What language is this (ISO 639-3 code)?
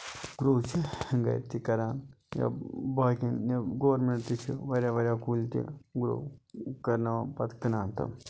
kas